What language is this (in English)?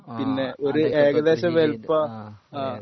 Malayalam